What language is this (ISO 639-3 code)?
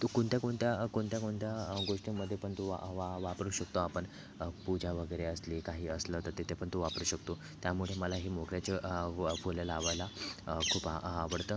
mar